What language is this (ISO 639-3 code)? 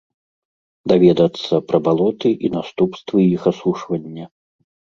bel